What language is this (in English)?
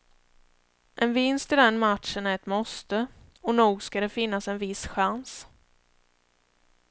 Swedish